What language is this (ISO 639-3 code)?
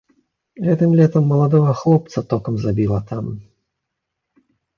bel